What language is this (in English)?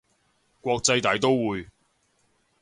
Cantonese